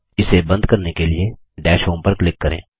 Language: Hindi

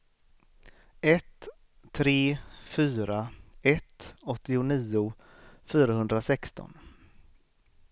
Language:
Swedish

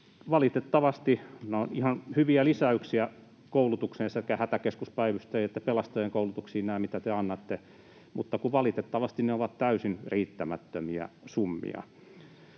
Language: Finnish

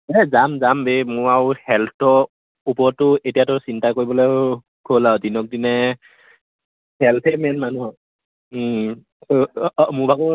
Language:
Assamese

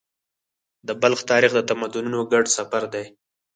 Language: Pashto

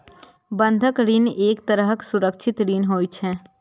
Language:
Maithili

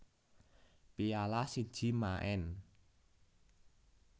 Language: Javanese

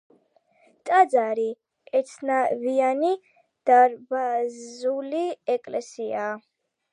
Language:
Georgian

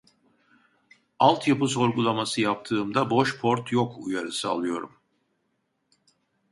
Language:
Turkish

